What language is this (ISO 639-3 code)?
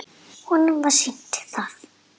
isl